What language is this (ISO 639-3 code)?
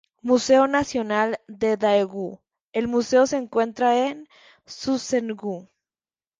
spa